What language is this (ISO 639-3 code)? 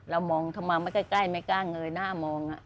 tha